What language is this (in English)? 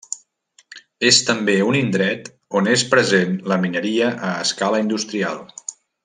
Catalan